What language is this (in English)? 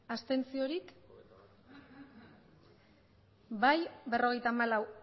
Basque